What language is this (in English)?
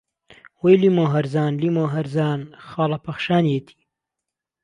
Central Kurdish